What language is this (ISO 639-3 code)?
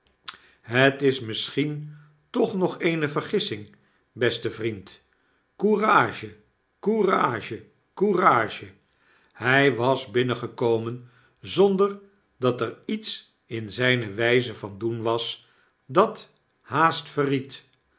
nld